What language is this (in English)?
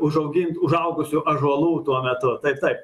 Lithuanian